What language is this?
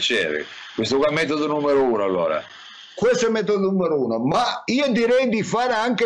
Italian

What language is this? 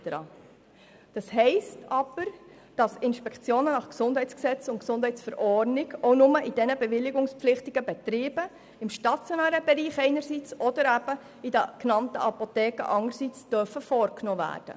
Swiss German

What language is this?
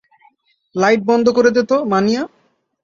Bangla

